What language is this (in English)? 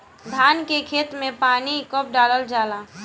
Bhojpuri